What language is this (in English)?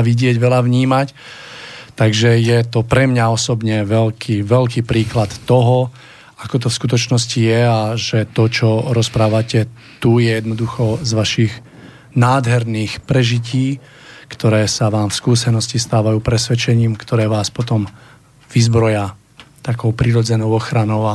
Slovak